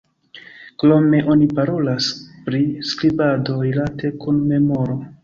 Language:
Esperanto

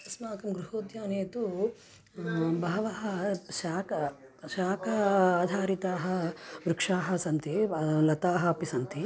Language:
Sanskrit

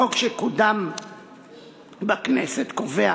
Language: Hebrew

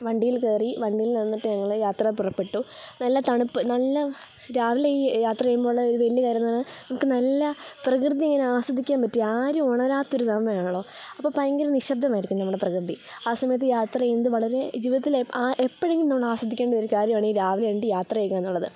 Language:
Malayalam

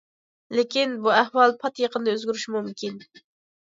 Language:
Uyghur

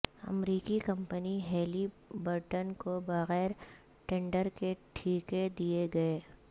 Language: Urdu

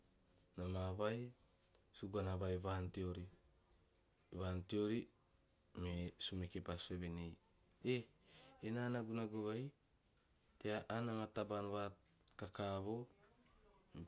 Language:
Teop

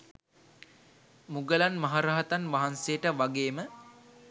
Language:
Sinhala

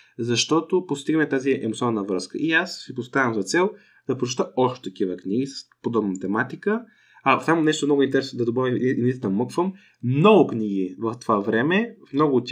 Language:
Bulgarian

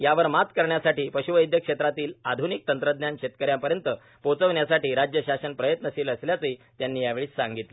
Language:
Marathi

